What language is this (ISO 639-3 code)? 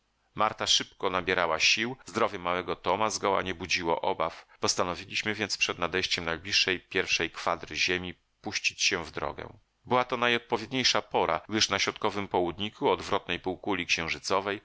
pol